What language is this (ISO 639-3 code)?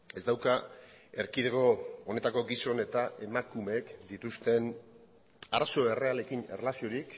eus